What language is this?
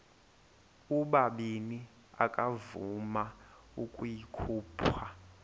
Xhosa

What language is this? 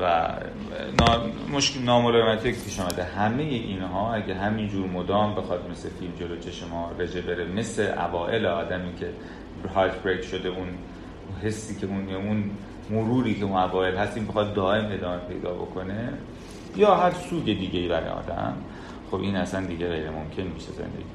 Persian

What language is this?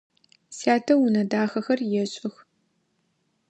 Adyghe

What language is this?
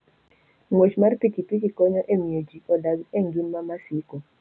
Luo (Kenya and Tanzania)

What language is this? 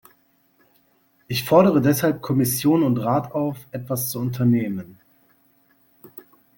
German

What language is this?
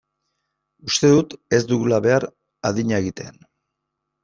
Basque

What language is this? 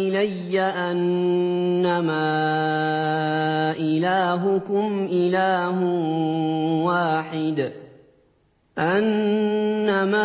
Arabic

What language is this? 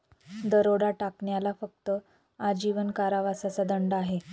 Marathi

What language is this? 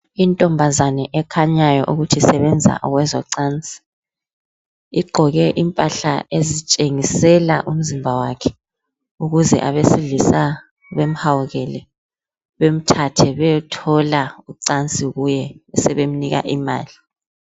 North Ndebele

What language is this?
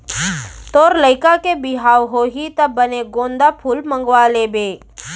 Chhattisgarhi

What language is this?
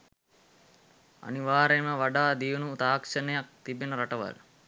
Sinhala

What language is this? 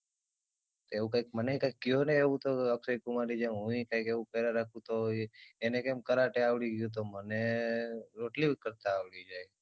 Gujarati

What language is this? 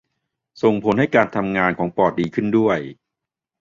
Thai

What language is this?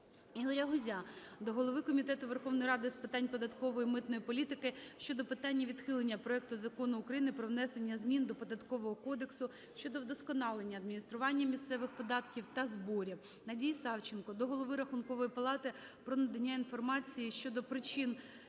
Ukrainian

